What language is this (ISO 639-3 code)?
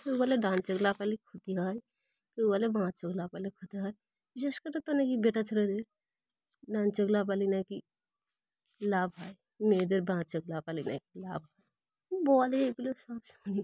ben